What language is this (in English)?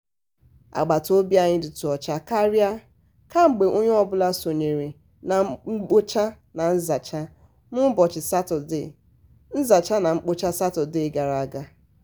Igbo